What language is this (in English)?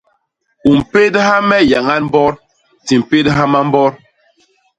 Basaa